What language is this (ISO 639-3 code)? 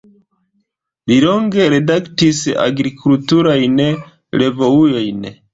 epo